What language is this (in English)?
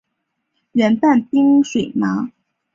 Chinese